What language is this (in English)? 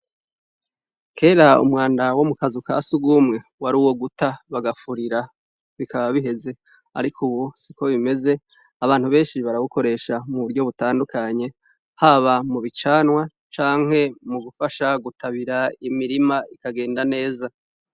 Rundi